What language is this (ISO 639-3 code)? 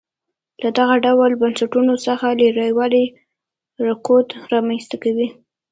pus